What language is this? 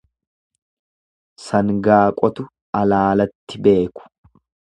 Oromo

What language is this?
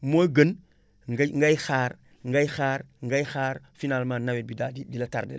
Wolof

